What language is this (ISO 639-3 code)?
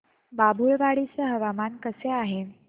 mar